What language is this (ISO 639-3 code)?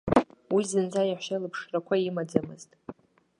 abk